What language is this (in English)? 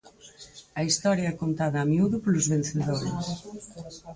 Galician